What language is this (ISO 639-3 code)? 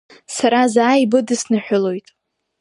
abk